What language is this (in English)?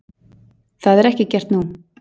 Icelandic